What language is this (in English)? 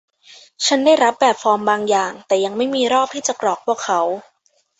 Thai